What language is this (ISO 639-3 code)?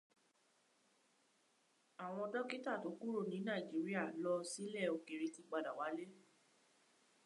yor